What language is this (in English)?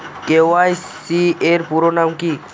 Bangla